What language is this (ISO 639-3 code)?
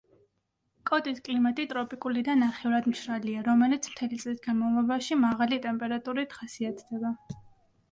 kat